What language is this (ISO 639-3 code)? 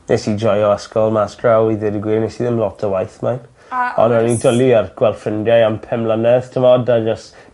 cym